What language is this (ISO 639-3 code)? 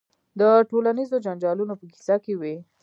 pus